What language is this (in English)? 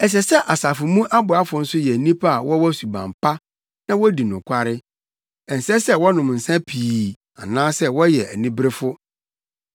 Akan